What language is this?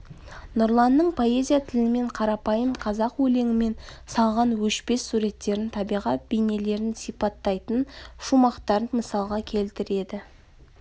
Kazakh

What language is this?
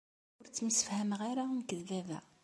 Kabyle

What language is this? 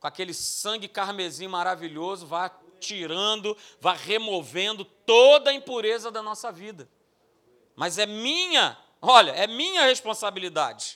Portuguese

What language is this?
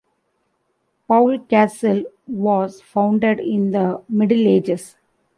English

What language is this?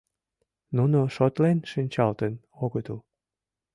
Mari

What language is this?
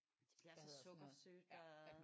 Danish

